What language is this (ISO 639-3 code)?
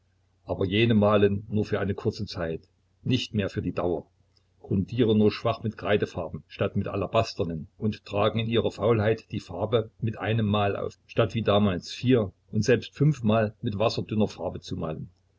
deu